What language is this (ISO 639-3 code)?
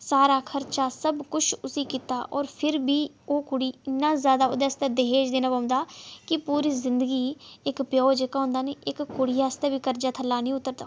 doi